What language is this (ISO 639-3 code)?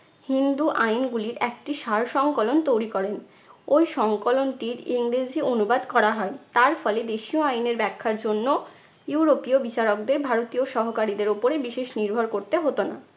ben